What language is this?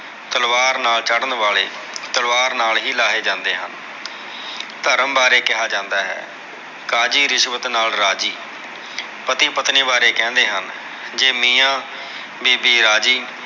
Punjabi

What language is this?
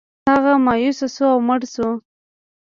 Pashto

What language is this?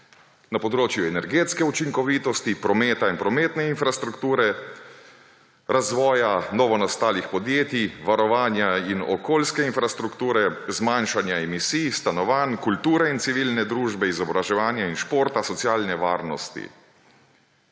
Slovenian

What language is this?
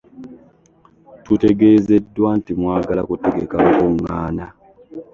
Ganda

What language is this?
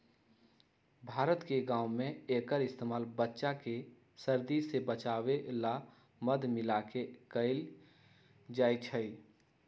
Magahi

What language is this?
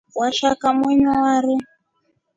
Rombo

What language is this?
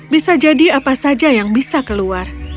Indonesian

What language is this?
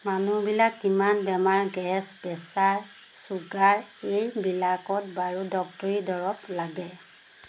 Assamese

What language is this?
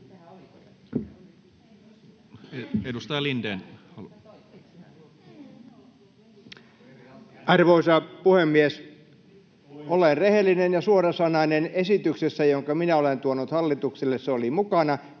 Finnish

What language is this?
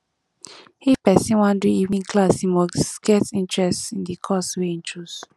Nigerian Pidgin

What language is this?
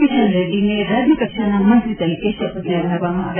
Gujarati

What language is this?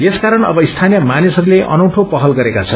Nepali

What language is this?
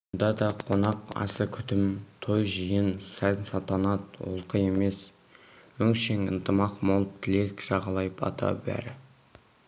Kazakh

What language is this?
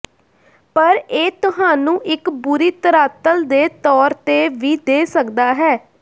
Punjabi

